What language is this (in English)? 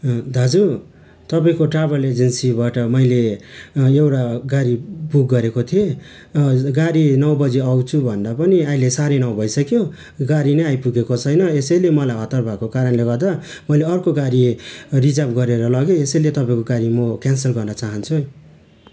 Nepali